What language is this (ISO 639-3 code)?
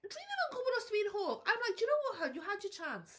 cym